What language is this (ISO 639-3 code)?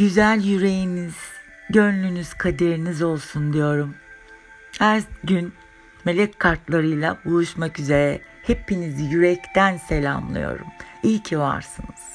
tur